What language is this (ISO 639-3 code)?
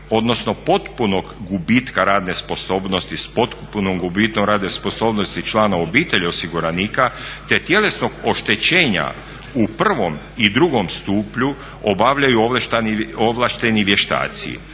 hrv